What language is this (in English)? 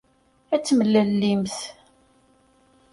Kabyle